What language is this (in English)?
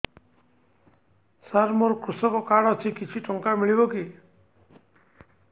Odia